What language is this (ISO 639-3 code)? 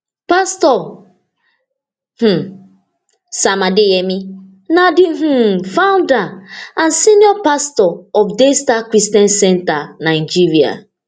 pcm